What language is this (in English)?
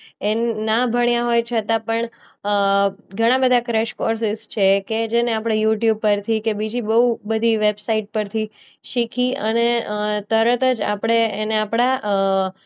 Gujarati